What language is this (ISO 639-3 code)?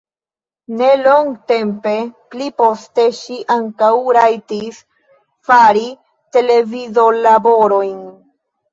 epo